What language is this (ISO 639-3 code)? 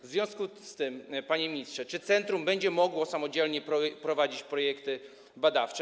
pol